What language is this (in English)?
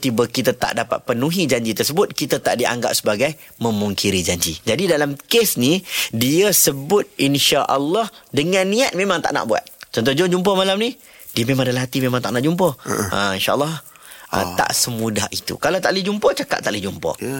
Malay